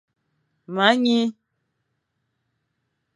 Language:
Fang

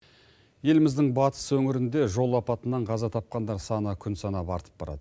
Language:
Kazakh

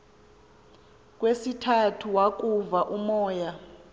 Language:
Xhosa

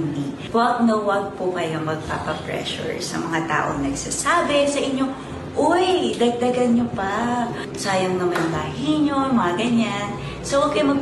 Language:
Filipino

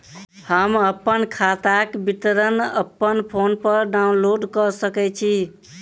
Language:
Maithili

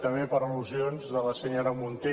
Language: Catalan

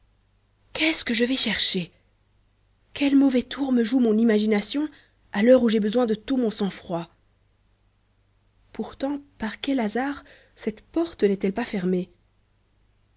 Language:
French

